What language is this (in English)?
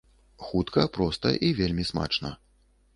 Belarusian